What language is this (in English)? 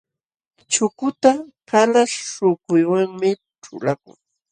Jauja Wanca Quechua